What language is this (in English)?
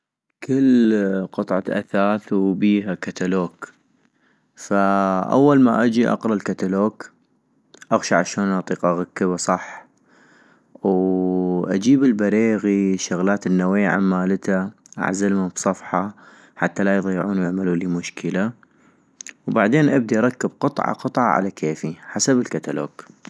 North Mesopotamian Arabic